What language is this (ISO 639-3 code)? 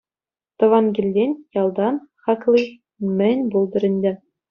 chv